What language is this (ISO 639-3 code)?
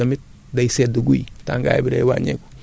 wol